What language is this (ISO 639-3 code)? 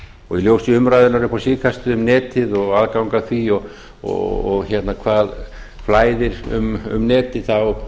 isl